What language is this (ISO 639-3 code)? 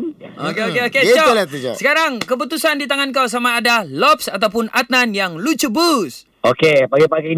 msa